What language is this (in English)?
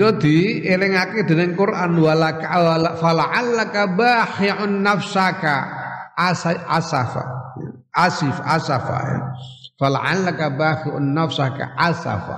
Indonesian